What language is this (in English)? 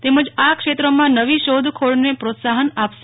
Gujarati